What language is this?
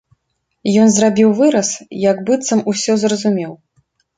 Belarusian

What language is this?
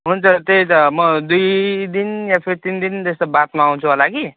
Nepali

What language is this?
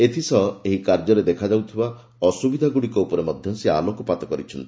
Odia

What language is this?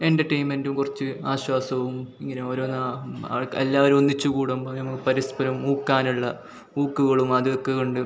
Malayalam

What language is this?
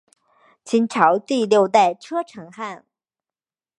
Chinese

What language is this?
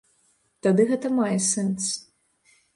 Belarusian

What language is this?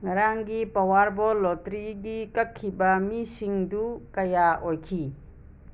Manipuri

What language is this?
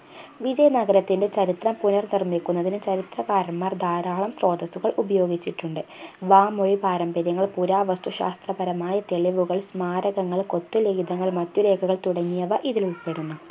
Malayalam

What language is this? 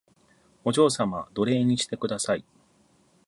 Japanese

